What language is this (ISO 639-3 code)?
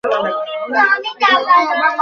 ben